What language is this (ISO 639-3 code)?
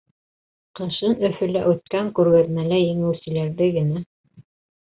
bak